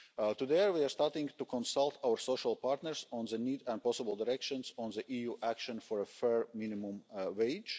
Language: English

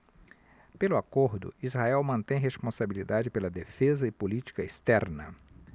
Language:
Portuguese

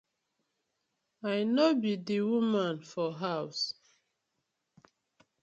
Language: Nigerian Pidgin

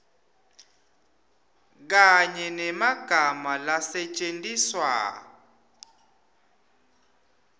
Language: Swati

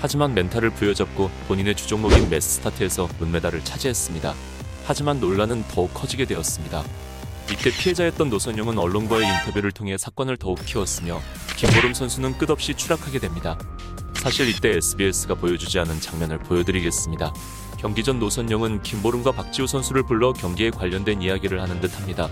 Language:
Korean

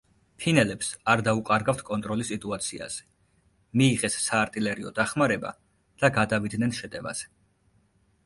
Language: Georgian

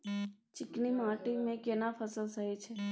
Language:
Maithili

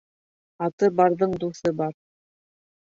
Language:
Bashkir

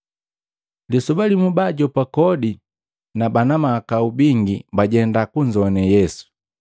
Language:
Matengo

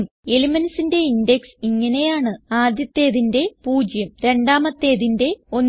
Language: Malayalam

